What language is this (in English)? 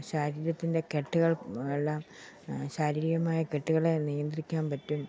Malayalam